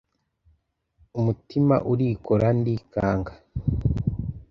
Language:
Kinyarwanda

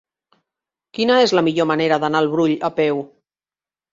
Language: Catalan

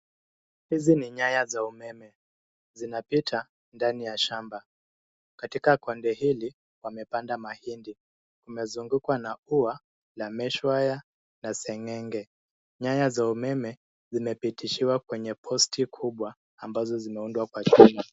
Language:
Swahili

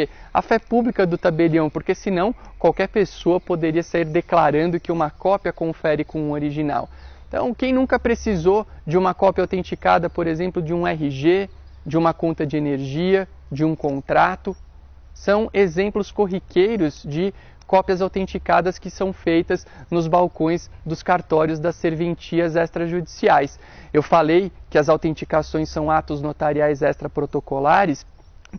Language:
Portuguese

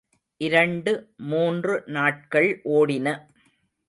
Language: Tamil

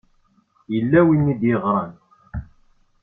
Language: Kabyle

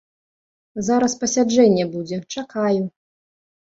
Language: Belarusian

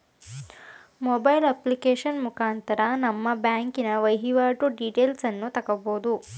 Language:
Kannada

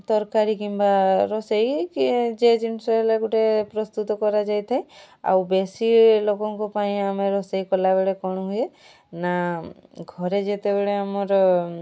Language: Odia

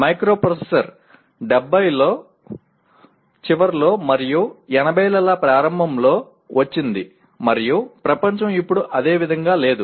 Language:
Telugu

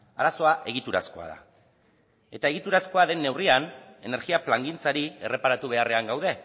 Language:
Basque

